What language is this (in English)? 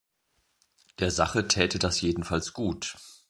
German